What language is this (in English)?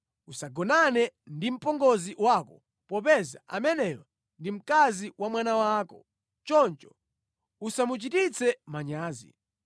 Nyanja